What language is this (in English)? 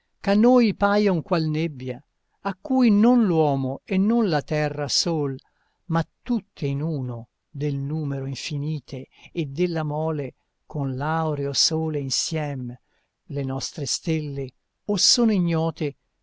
Italian